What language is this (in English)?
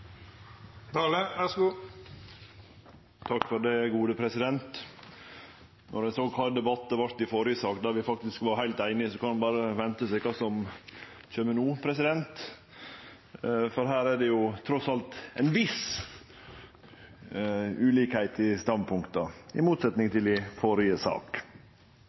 Norwegian Nynorsk